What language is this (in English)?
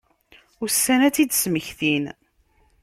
Kabyle